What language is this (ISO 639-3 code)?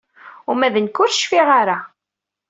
kab